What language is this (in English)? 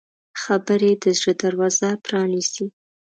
Pashto